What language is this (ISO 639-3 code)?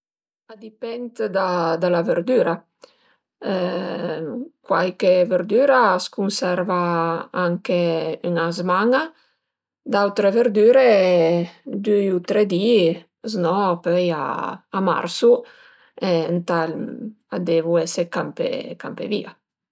pms